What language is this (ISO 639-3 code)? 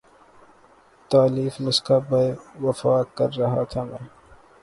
urd